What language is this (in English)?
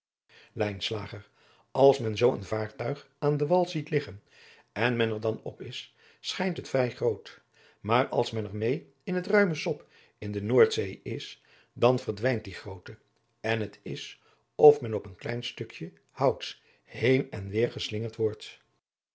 Dutch